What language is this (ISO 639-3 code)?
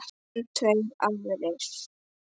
isl